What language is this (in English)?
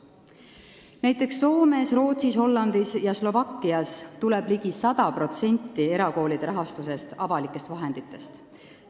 Estonian